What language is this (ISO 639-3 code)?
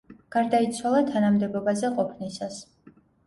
kat